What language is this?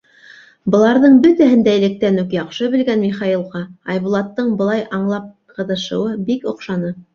Bashkir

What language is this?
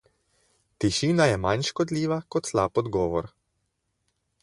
Slovenian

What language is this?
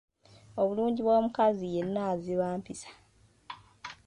Ganda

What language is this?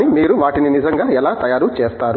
Telugu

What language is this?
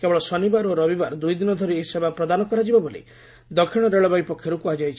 Odia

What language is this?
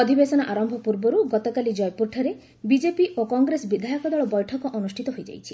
Odia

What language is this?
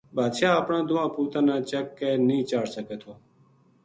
Gujari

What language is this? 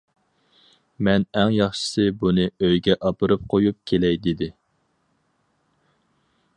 Uyghur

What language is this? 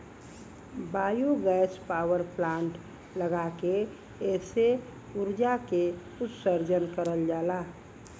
Bhojpuri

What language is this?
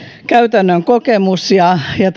Finnish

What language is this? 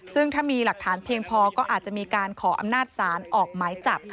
Thai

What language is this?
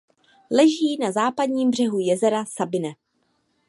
Czech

